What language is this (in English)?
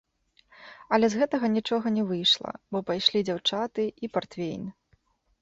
Belarusian